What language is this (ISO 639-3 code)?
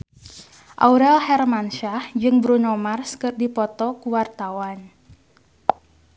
sun